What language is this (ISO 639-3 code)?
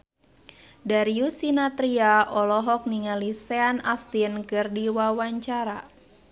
sun